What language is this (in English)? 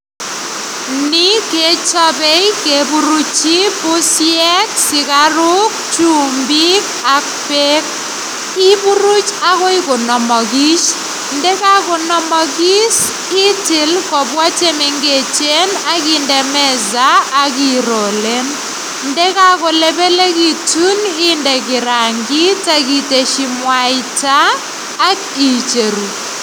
Kalenjin